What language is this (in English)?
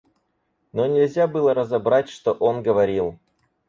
Russian